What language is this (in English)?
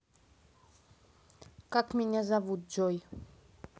Russian